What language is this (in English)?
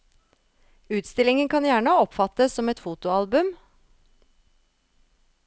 Norwegian